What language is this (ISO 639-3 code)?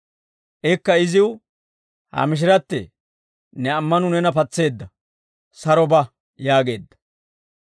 dwr